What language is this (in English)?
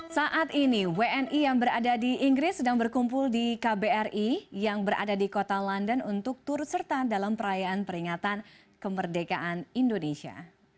Indonesian